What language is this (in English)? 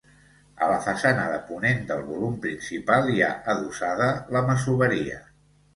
Catalan